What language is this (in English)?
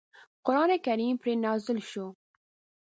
Pashto